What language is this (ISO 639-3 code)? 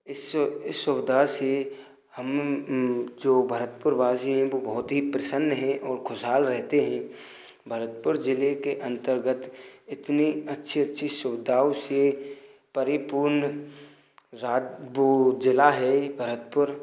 hin